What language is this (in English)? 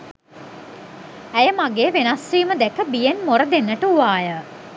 Sinhala